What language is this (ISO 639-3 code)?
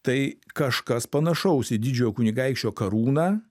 lit